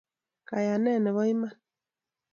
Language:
Kalenjin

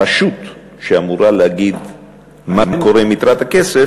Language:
Hebrew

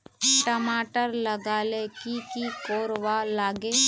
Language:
Magahi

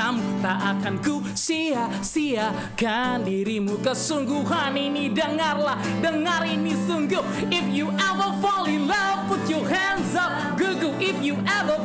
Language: Indonesian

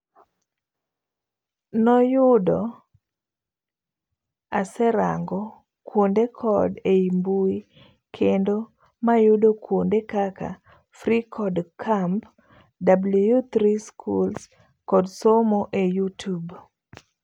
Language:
Luo (Kenya and Tanzania)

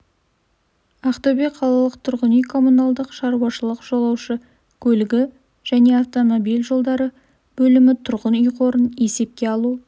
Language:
Kazakh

